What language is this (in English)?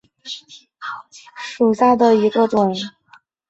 Chinese